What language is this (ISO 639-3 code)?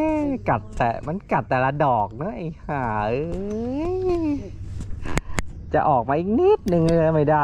tha